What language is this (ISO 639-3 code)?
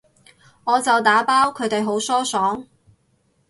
yue